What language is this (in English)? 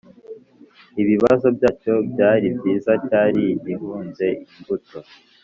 Kinyarwanda